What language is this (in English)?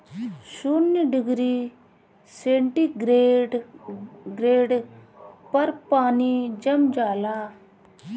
Bhojpuri